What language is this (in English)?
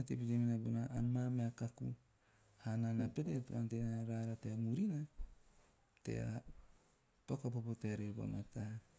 Teop